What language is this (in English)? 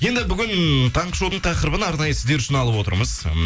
Kazakh